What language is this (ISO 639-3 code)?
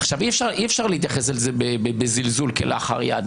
heb